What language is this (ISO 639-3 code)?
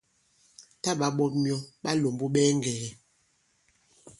abb